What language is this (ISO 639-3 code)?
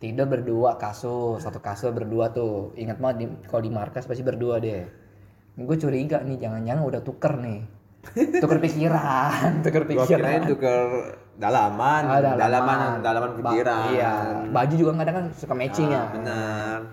ind